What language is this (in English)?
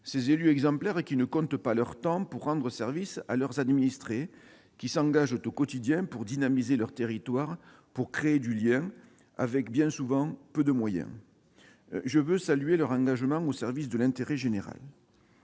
French